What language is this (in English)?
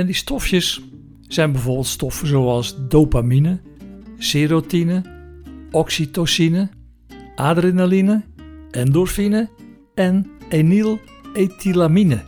Dutch